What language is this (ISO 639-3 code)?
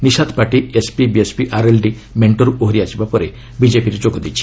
ori